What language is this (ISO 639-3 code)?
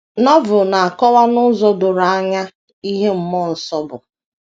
ibo